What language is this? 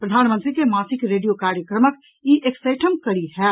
Maithili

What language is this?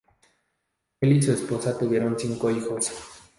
Spanish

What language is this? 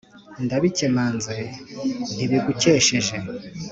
Kinyarwanda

